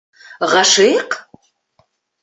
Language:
Bashkir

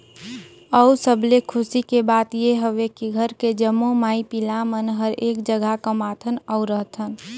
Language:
Chhattisgarhi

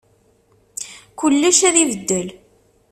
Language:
Kabyle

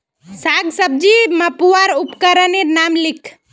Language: Magahi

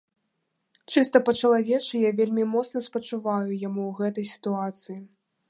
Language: Belarusian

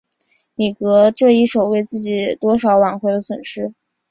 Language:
Chinese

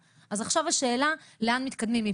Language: Hebrew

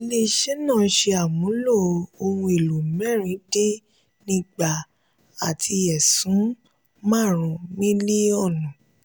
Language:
Yoruba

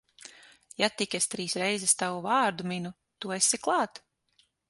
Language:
Latvian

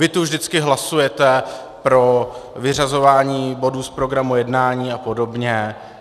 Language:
Czech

